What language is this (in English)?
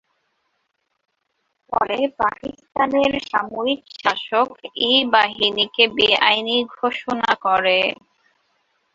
Bangla